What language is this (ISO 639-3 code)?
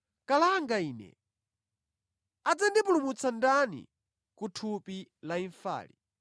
nya